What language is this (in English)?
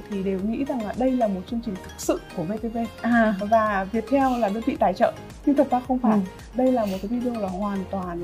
Vietnamese